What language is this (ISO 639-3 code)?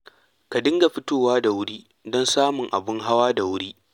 hau